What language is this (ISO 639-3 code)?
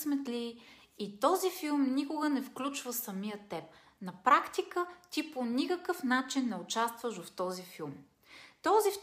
bul